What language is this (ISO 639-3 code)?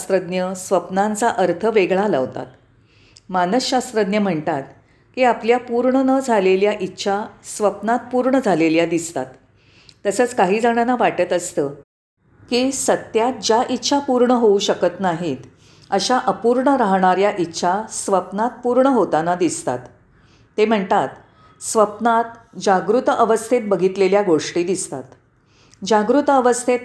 mar